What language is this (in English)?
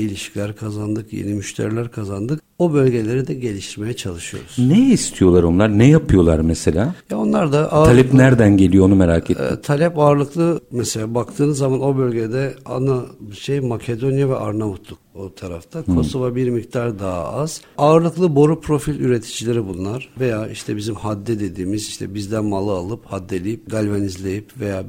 Turkish